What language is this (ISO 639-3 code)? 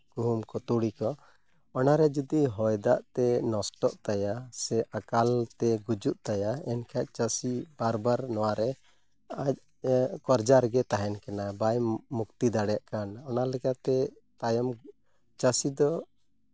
sat